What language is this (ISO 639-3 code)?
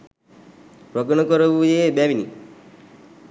sin